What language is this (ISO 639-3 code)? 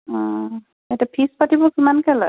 asm